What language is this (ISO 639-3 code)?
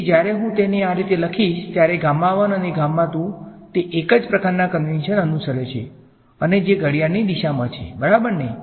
guj